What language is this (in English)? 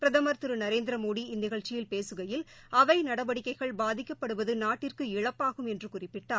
Tamil